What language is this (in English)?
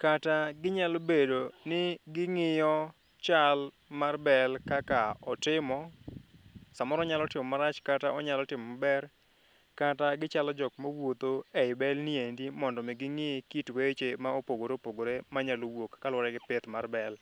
Luo (Kenya and Tanzania)